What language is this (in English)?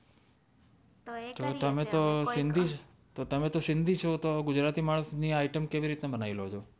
Gujarati